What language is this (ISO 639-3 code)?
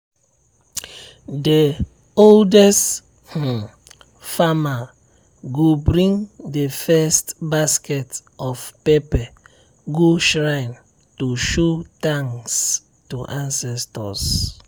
pcm